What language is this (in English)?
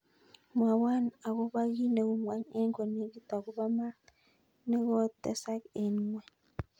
Kalenjin